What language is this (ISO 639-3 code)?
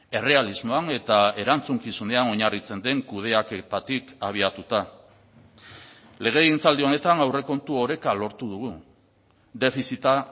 eus